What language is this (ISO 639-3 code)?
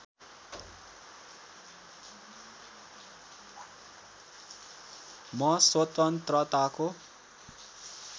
nep